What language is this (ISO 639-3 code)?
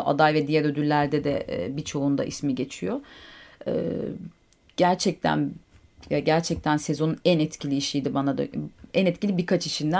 tur